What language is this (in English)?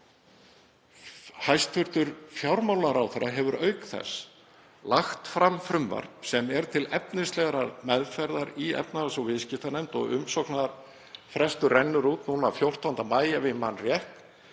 Icelandic